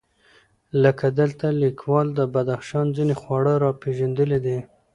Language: Pashto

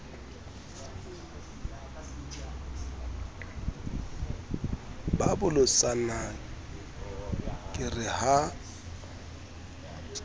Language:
Southern Sotho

